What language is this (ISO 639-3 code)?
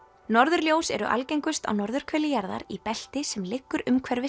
isl